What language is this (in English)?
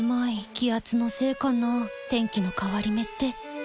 Japanese